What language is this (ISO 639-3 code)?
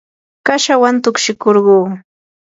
qur